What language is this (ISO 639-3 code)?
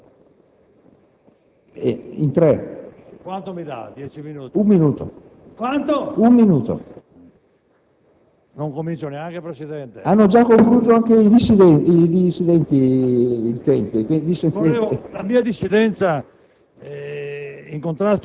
ita